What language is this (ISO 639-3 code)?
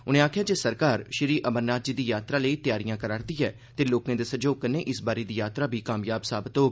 doi